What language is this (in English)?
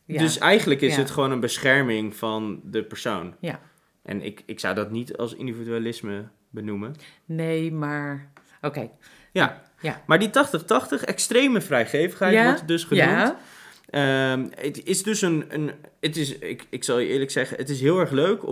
Dutch